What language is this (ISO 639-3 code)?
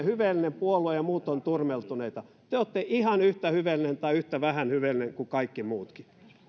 fin